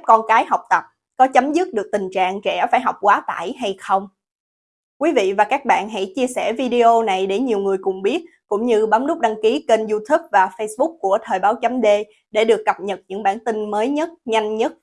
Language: Vietnamese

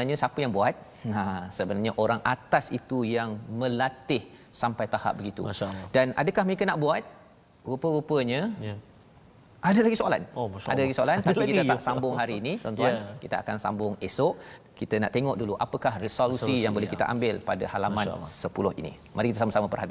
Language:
Malay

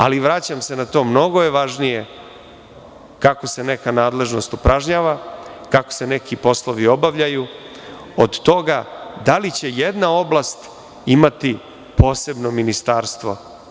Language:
Serbian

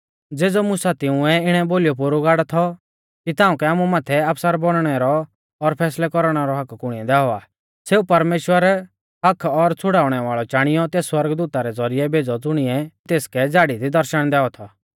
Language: Mahasu Pahari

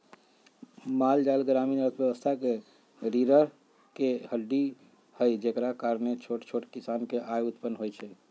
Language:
Magahi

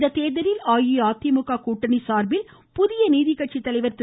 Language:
Tamil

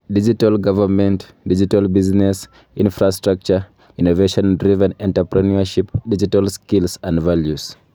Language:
Kalenjin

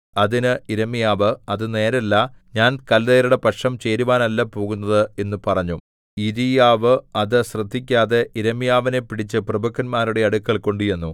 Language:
Malayalam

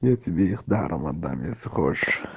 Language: Russian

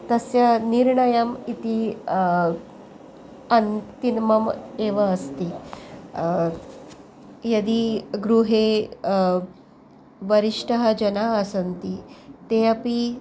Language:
Sanskrit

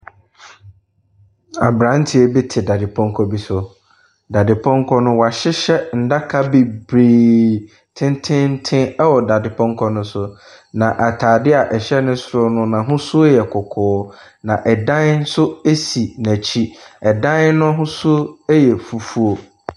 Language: Akan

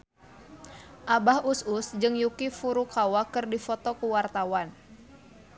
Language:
Sundanese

